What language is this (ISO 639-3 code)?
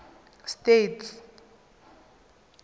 tsn